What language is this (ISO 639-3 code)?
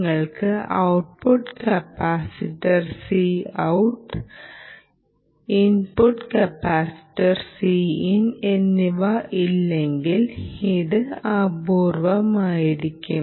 mal